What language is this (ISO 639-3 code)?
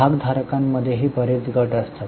mar